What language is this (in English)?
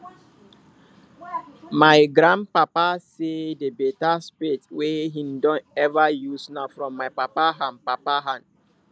Nigerian Pidgin